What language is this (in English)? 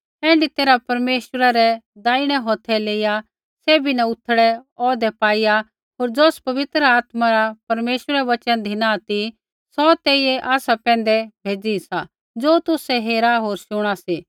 Kullu Pahari